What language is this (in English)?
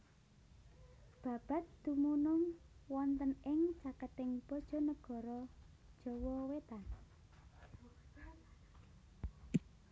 Javanese